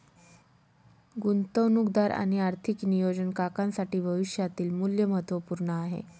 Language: Marathi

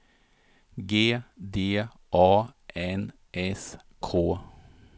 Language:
Swedish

